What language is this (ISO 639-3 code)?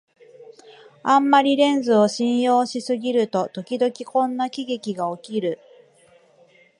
jpn